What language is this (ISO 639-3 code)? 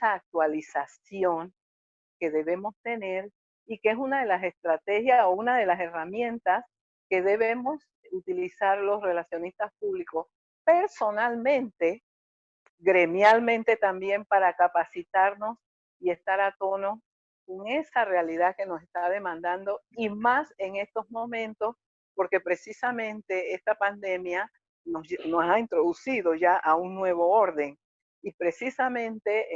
spa